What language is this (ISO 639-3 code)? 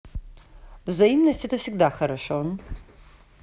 rus